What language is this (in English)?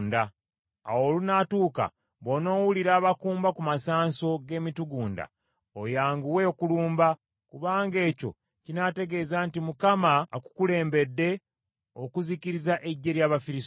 Ganda